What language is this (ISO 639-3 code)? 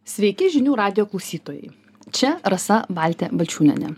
lit